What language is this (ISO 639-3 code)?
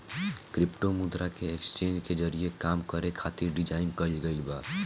bho